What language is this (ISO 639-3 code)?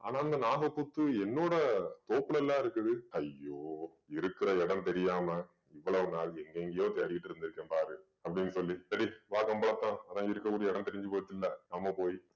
tam